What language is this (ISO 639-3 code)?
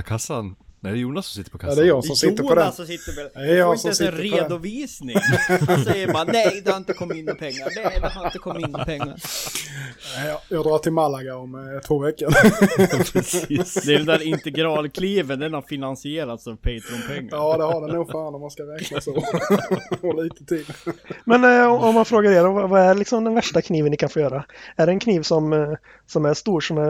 swe